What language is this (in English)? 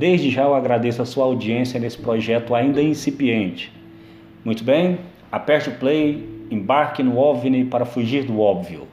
Portuguese